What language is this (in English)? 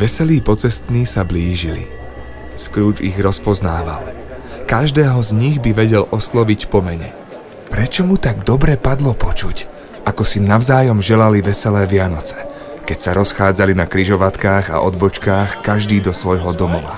Slovak